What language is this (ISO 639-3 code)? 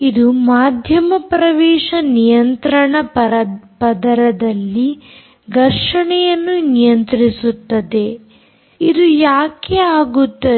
kan